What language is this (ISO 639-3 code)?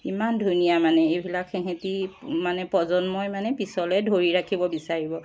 asm